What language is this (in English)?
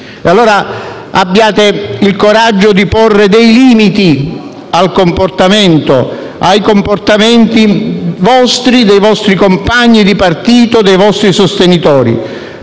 Italian